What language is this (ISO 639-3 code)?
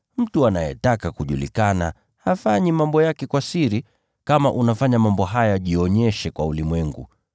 swa